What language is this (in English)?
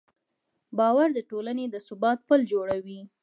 Pashto